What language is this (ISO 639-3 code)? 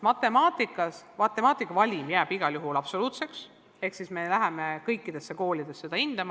est